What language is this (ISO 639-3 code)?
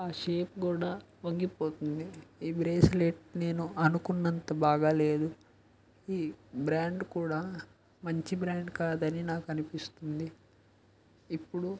tel